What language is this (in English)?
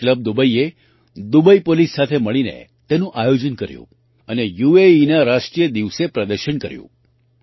Gujarati